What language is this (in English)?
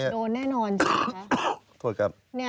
Thai